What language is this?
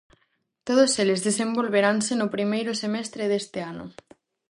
Galician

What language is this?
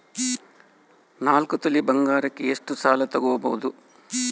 Kannada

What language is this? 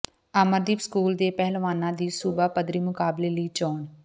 Punjabi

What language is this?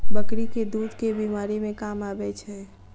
Maithili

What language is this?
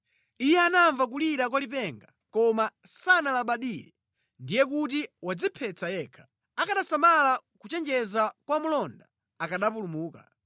Nyanja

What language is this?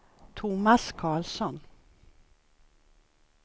Swedish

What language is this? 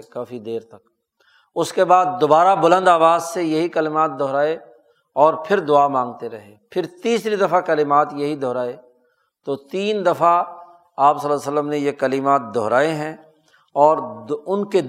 Urdu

